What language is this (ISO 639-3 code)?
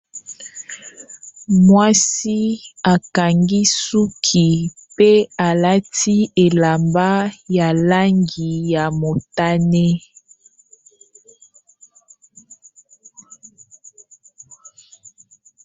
lin